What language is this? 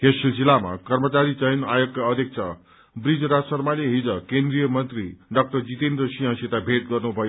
Nepali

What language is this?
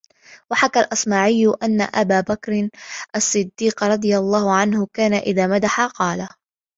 Arabic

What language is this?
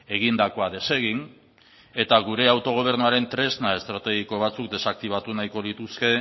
Basque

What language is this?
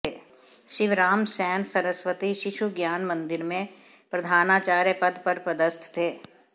Hindi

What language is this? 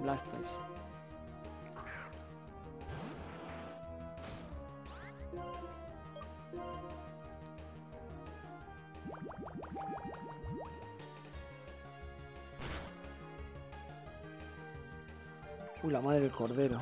Spanish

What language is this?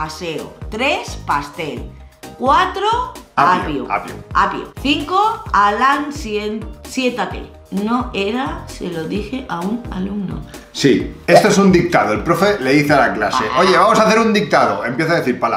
Spanish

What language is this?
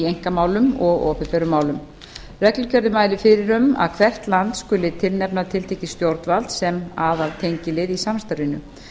Icelandic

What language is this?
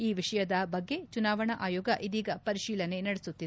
Kannada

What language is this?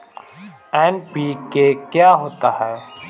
Hindi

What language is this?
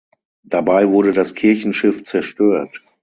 German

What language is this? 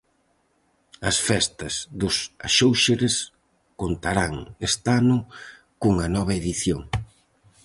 Galician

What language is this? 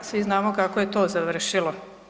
Croatian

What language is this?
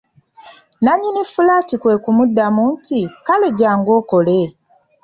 Ganda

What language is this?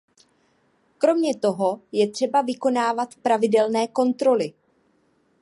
Czech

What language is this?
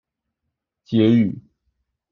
Chinese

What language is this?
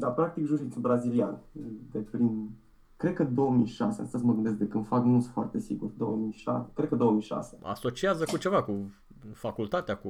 Romanian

